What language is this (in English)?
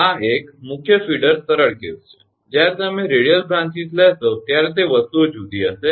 Gujarati